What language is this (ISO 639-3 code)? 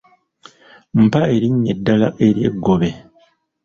lug